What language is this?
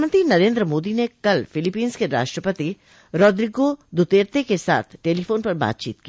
Hindi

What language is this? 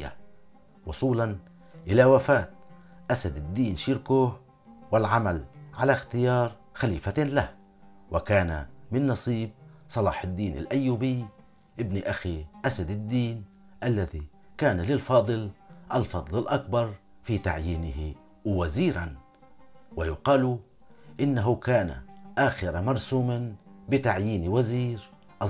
Arabic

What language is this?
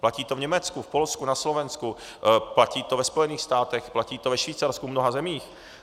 Czech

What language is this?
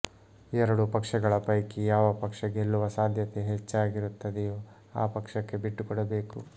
Kannada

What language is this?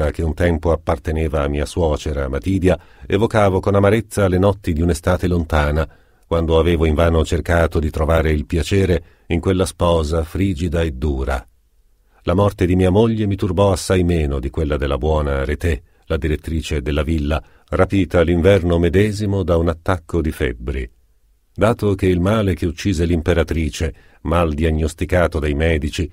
Italian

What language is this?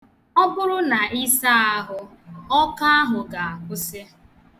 Igbo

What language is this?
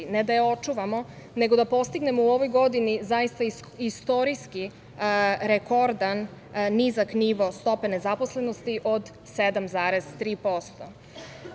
Serbian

